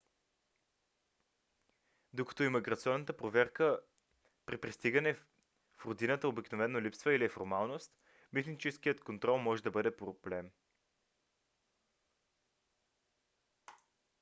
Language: Bulgarian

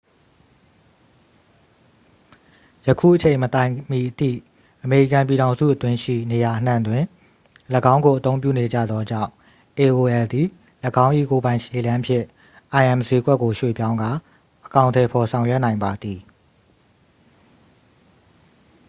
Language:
Burmese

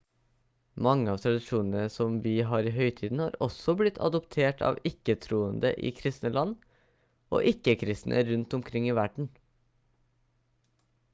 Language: Norwegian Bokmål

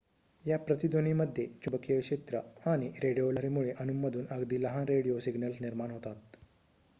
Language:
Marathi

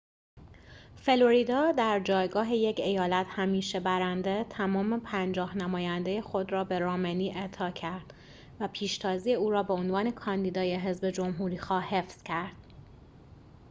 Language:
Persian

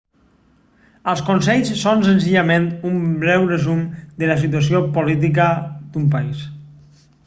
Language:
Catalan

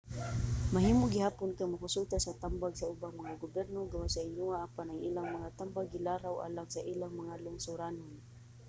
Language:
Cebuano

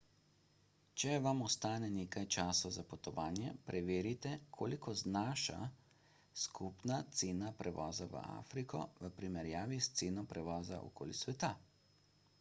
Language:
Slovenian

